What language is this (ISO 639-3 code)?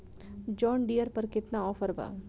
bho